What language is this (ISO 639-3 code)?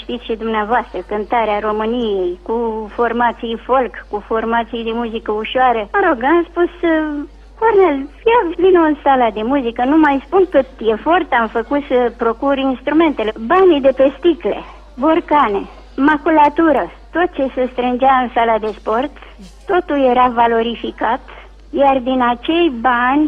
ron